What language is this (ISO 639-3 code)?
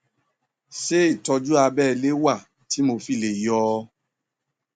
yor